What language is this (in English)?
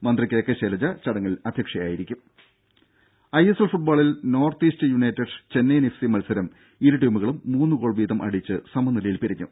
Malayalam